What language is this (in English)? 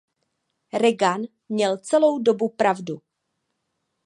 Czech